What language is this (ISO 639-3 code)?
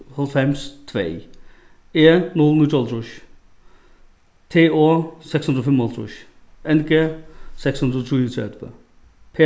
fao